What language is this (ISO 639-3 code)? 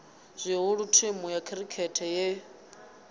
ven